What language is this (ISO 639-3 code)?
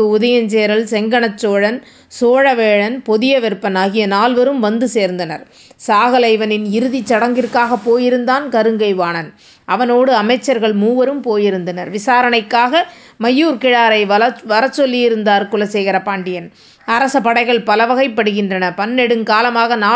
tam